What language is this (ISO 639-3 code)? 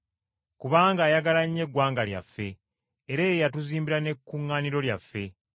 lug